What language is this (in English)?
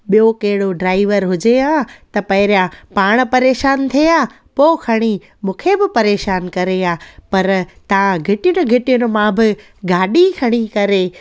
Sindhi